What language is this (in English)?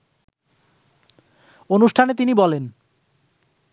Bangla